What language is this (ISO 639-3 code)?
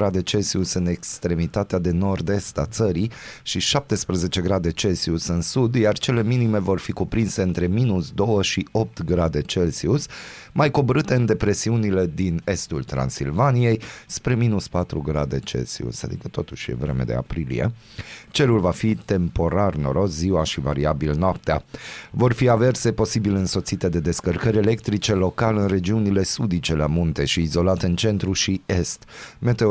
ron